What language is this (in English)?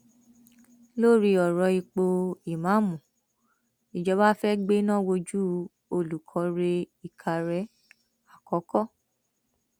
Yoruba